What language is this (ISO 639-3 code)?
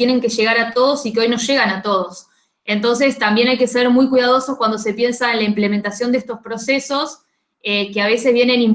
spa